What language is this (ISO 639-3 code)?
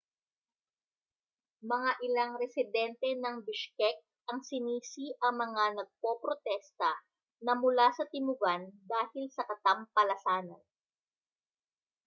fil